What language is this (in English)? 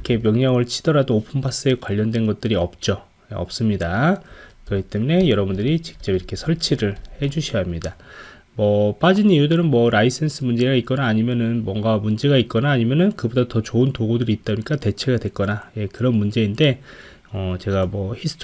Korean